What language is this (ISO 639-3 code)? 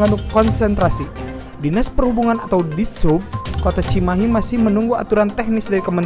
ind